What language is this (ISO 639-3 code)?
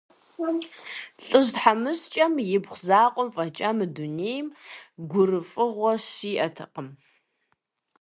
kbd